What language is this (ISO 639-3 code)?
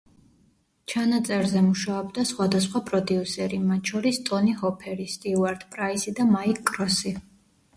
kat